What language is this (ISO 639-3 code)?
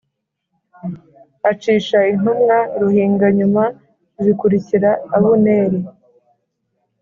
kin